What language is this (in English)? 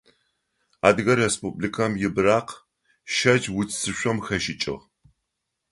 Adyghe